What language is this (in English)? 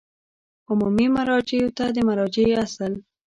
Pashto